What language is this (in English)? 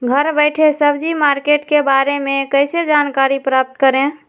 Magahi